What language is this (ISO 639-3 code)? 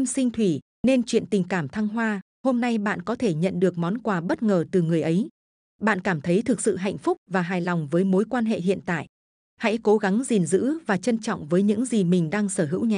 vie